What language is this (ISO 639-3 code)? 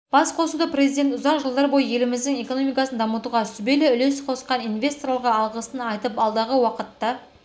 kaz